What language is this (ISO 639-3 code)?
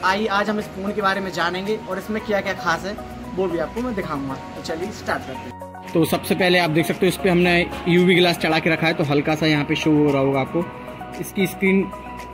hin